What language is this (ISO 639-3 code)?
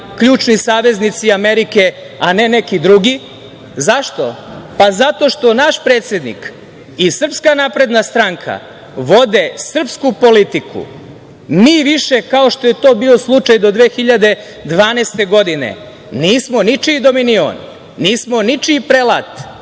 srp